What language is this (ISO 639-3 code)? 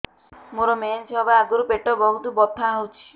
ori